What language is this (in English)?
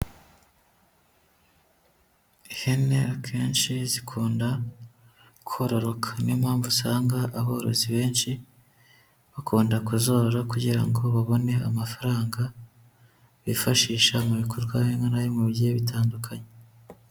Kinyarwanda